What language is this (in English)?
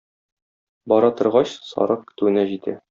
Tatar